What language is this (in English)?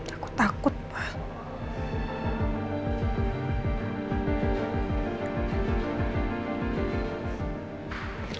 Indonesian